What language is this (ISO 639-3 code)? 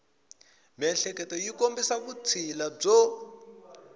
tso